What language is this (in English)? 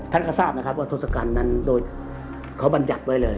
Thai